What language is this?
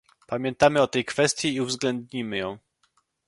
Polish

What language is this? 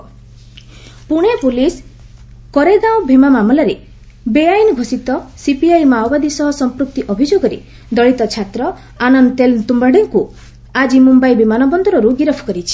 Odia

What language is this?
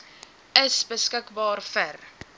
Afrikaans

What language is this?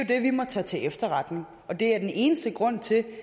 Danish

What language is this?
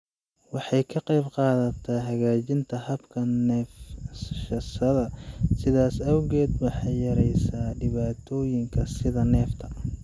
Somali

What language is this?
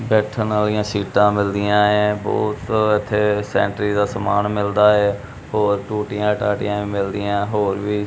Punjabi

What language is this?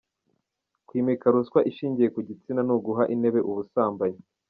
Kinyarwanda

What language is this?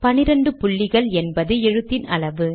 Tamil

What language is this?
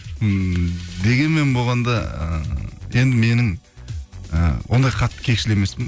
Kazakh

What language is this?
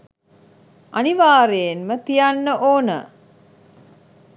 Sinhala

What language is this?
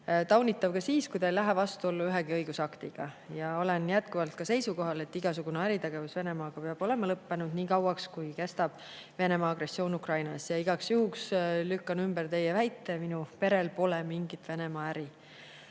Estonian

